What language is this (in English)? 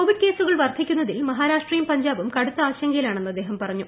Malayalam